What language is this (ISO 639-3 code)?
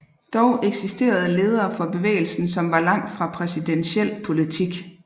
dan